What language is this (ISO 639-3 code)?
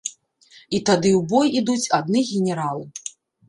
bel